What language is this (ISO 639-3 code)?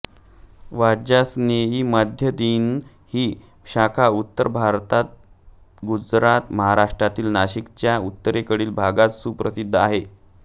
mar